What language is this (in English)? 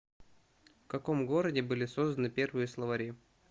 Russian